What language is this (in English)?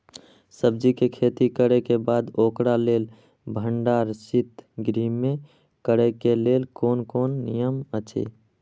Maithili